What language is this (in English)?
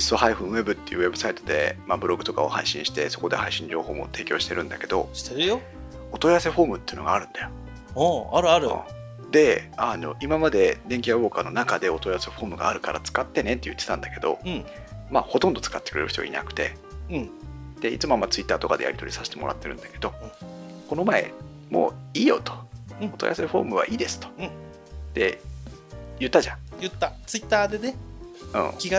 Japanese